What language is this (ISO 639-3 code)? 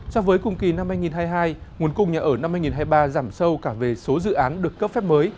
vie